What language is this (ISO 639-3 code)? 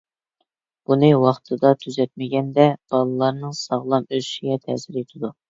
uig